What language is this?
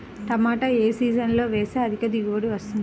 Telugu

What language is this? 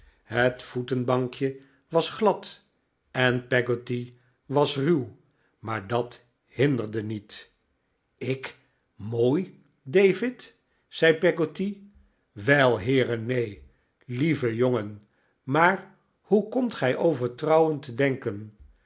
Dutch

